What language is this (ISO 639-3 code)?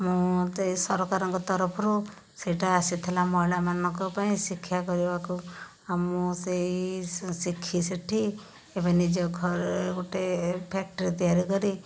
ori